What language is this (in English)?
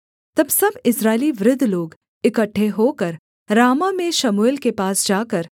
Hindi